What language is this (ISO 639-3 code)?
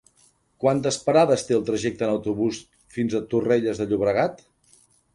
cat